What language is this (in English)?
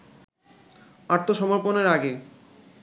Bangla